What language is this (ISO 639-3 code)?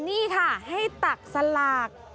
tha